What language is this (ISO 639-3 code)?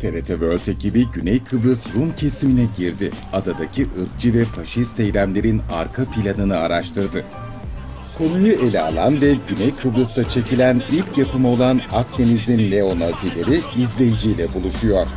tur